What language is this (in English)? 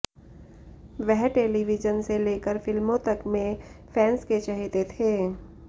Hindi